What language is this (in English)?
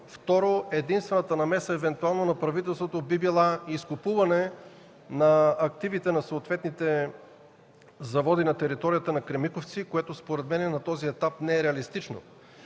Bulgarian